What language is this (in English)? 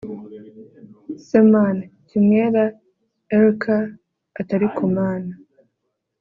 Kinyarwanda